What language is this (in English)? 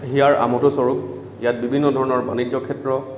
Assamese